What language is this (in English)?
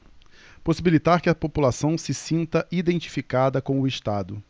Portuguese